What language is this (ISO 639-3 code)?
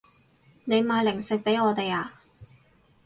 yue